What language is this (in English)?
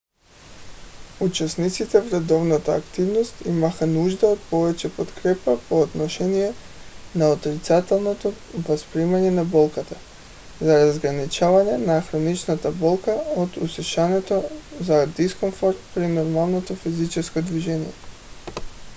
Bulgarian